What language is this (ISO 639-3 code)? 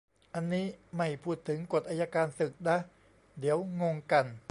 tha